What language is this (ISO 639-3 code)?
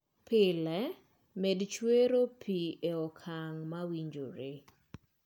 luo